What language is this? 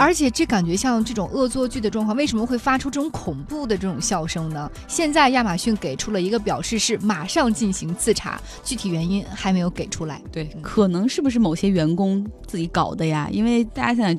Chinese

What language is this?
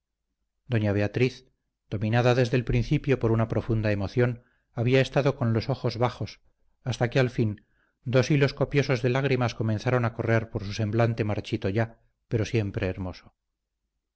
Spanish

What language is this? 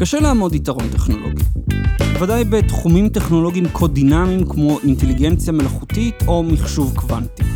Hebrew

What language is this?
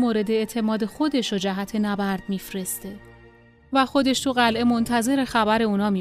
Persian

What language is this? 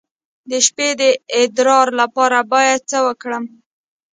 Pashto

